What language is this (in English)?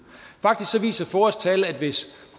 Danish